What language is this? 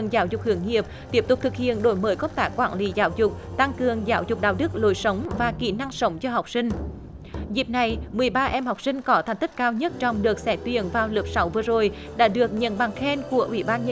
Vietnamese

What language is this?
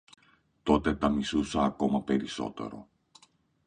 Greek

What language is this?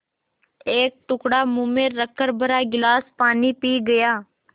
Hindi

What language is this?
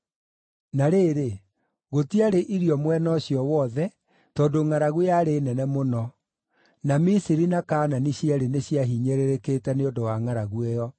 Kikuyu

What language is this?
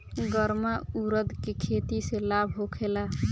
Bhojpuri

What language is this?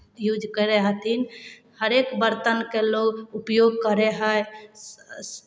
Maithili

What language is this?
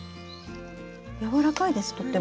Japanese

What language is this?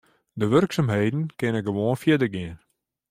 Western Frisian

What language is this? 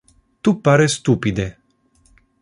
Interlingua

